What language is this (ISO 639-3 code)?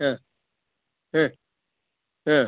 kan